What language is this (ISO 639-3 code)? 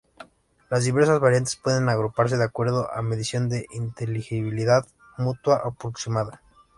spa